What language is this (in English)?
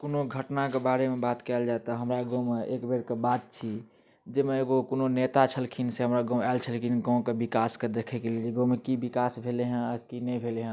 Maithili